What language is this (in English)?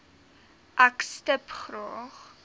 Afrikaans